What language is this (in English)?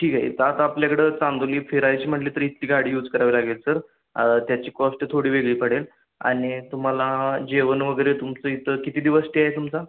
Marathi